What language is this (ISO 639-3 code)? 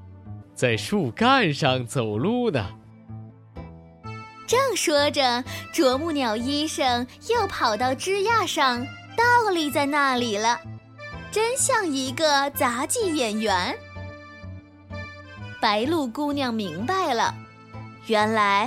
zho